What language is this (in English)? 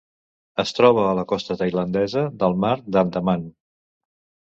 Catalan